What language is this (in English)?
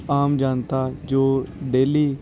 Punjabi